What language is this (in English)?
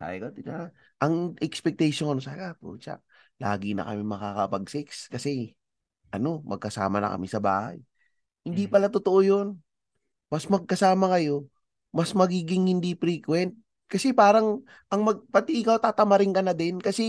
Filipino